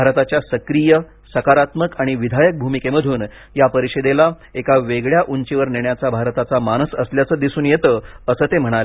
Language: Marathi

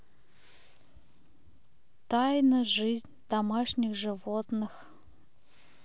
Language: Russian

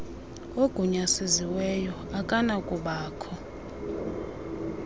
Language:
Xhosa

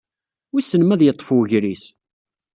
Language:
Kabyle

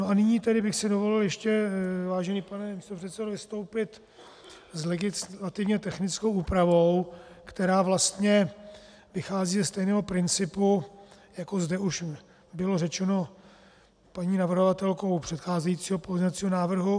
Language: Czech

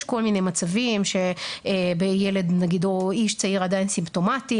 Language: Hebrew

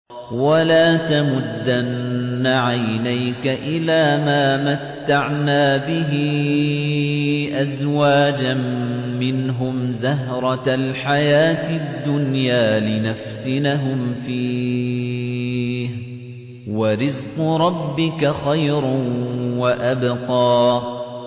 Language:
Arabic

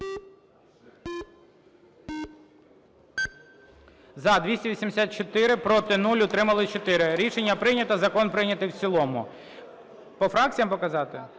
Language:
Ukrainian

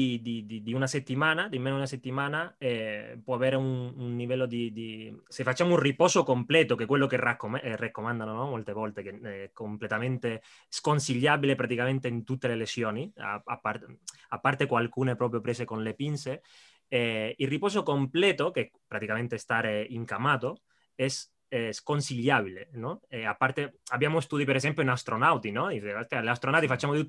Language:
Italian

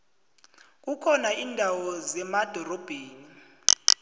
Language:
South Ndebele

